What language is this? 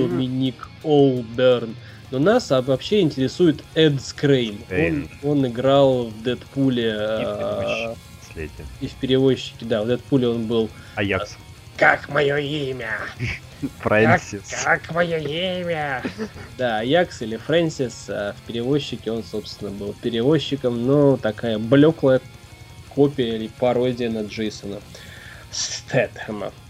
Russian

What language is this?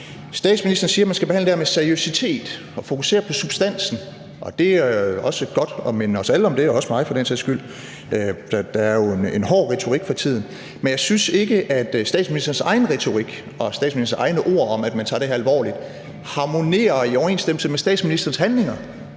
Danish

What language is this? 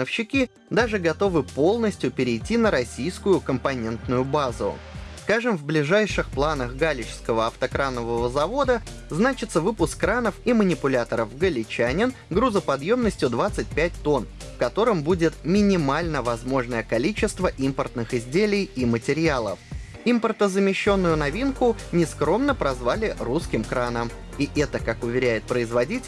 Russian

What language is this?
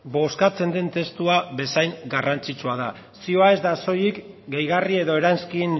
Basque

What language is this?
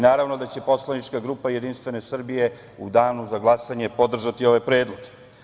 Serbian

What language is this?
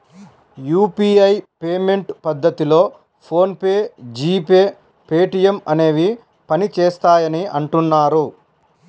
Telugu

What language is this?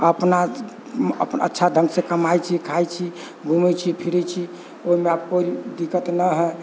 Maithili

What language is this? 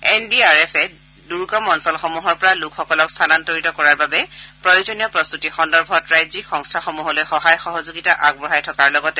Assamese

